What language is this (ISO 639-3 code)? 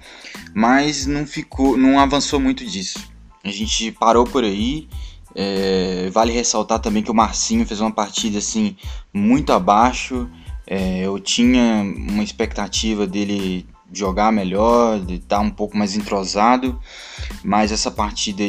por